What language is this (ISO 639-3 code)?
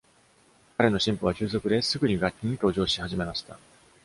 jpn